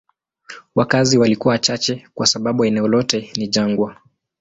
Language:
Swahili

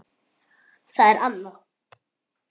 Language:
Icelandic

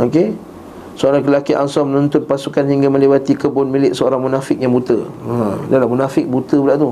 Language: Malay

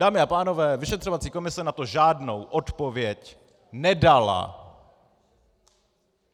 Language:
Czech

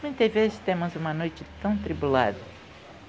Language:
Portuguese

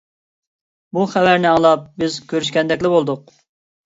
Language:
Uyghur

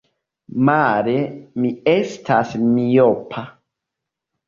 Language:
Esperanto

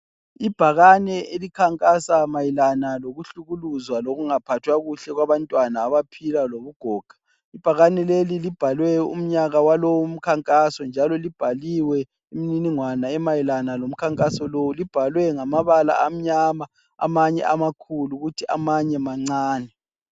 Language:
North Ndebele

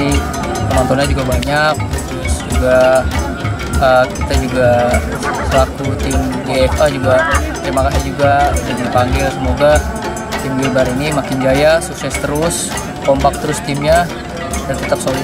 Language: Indonesian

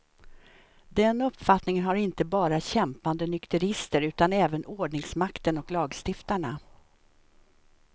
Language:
Swedish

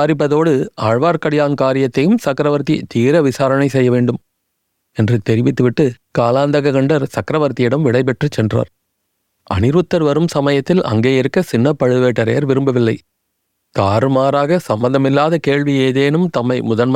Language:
Tamil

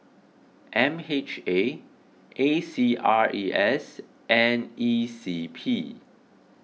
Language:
English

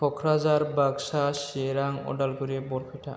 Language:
Bodo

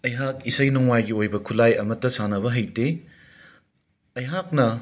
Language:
Manipuri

